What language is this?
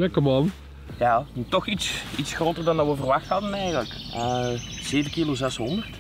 Dutch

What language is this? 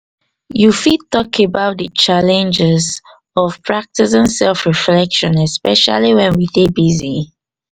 Nigerian Pidgin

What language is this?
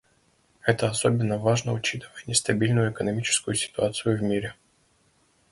Russian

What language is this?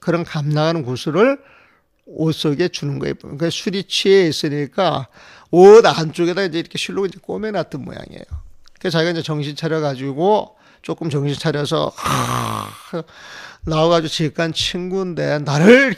Korean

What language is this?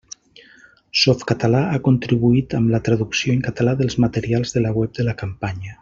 Catalan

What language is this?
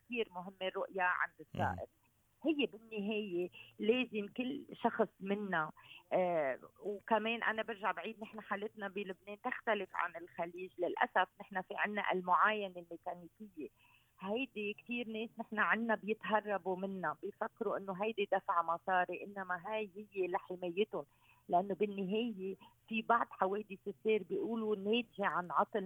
Arabic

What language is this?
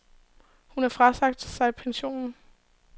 Danish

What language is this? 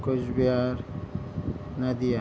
Nepali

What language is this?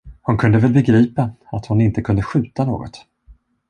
Swedish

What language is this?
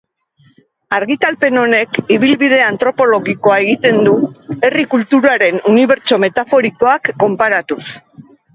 Basque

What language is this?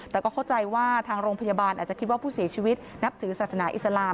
Thai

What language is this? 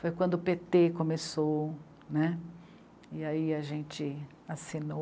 Portuguese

